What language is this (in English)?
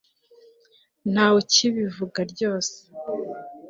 Kinyarwanda